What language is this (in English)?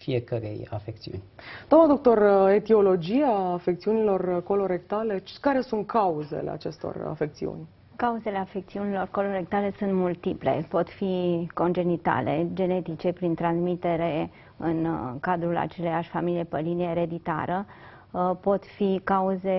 Romanian